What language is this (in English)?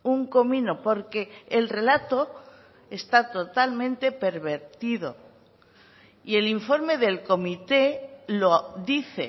Spanish